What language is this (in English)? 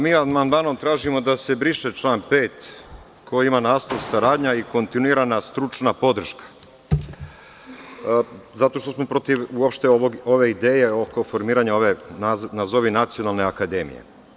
Serbian